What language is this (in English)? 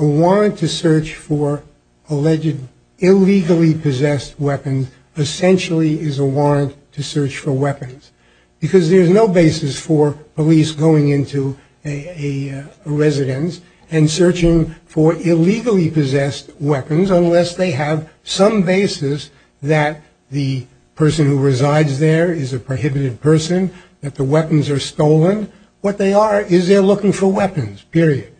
English